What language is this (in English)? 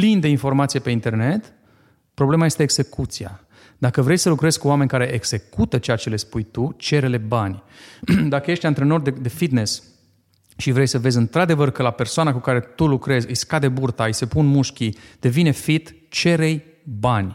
Romanian